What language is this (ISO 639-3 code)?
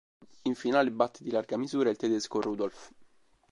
ita